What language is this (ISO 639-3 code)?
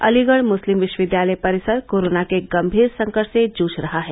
hin